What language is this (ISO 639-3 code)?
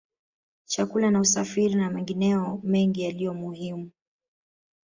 swa